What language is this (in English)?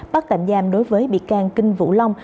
Vietnamese